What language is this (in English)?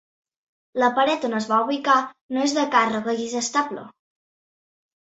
Catalan